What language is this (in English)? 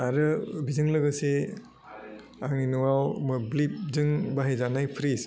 Bodo